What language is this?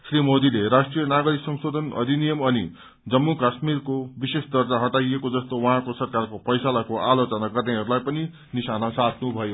Nepali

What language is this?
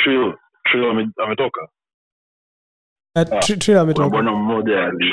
Swahili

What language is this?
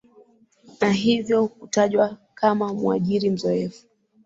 Swahili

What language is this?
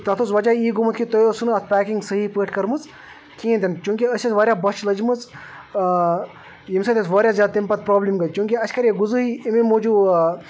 Kashmiri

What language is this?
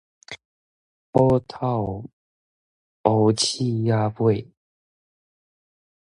Min Nan Chinese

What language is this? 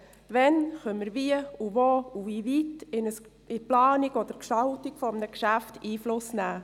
Swiss German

